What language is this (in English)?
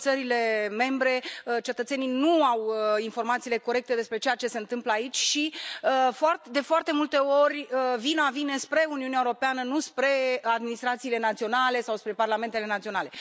Romanian